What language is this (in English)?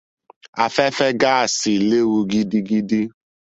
Yoruba